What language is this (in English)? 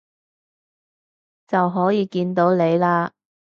Cantonese